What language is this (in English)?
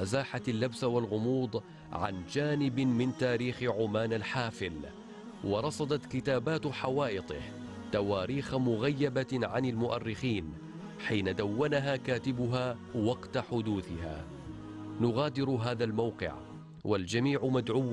Arabic